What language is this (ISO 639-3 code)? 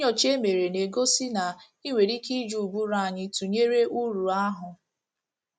ibo